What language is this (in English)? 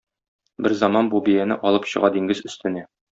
Tatar